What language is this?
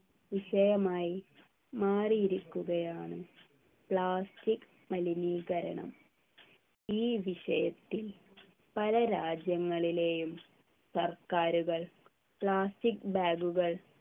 Malayalam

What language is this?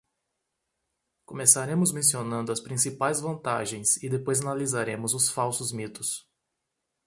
Portuguese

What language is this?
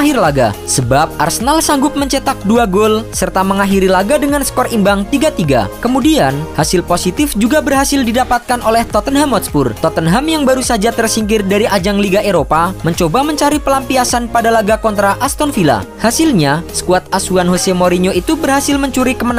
Indonesian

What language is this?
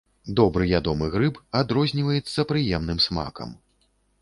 Belarusian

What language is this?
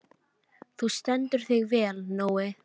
Icelandic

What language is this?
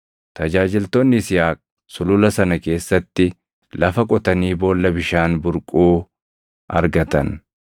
Oromo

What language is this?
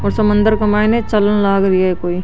Marwari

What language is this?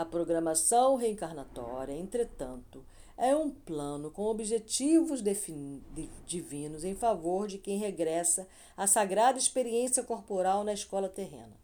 Portuguese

